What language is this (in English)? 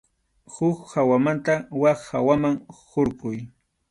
Arequipa-La Unión Quechua